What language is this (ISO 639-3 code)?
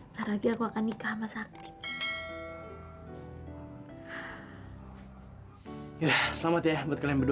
ind